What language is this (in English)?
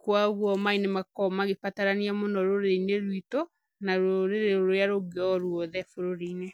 Kikuyu